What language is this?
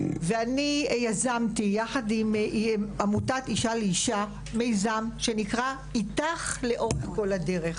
Hebrew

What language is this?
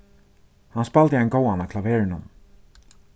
Faroese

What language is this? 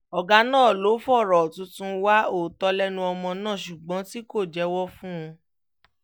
Yoruba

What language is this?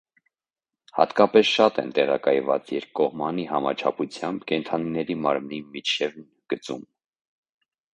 Armenian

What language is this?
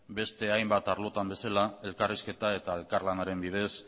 Basque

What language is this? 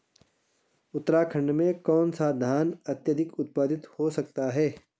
Hindi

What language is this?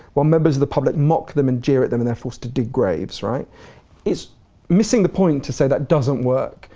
English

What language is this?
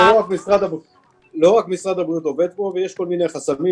Hebrew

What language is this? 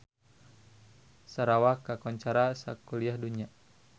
Sundanese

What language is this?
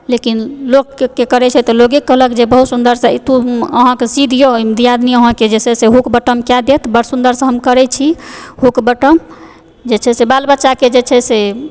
Maithili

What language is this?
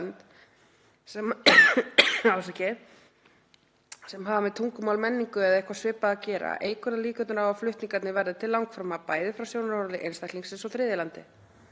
Icelandic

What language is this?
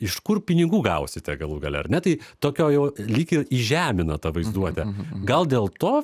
Lithuanian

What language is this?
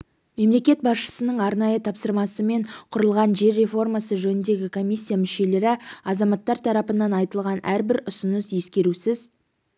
Kazakh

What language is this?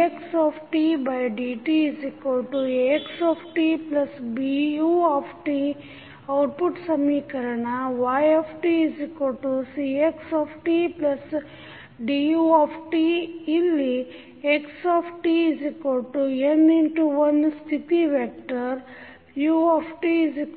Kannada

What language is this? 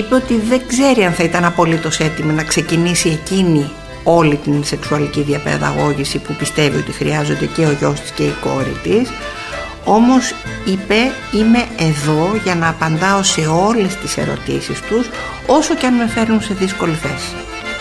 Greek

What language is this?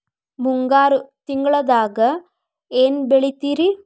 Kannada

